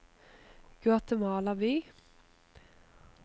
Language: Norwegian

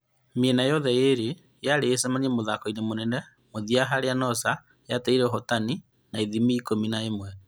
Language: Kikuyu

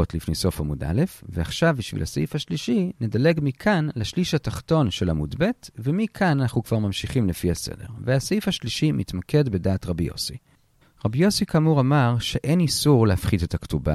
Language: Hebrew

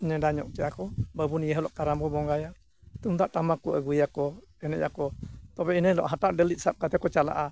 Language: Santali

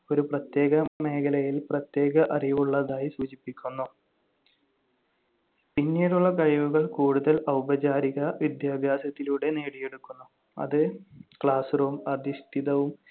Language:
Malayalam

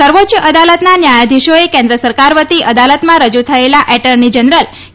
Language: Gujarati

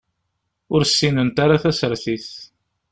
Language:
Kabyle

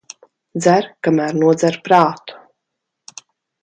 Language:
Latvian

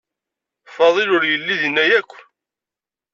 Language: Kabyle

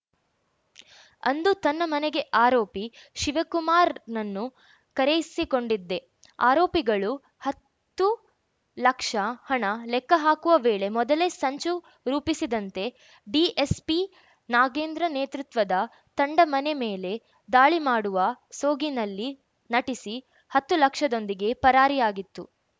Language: Kannada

